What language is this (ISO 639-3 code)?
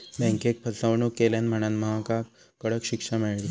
mar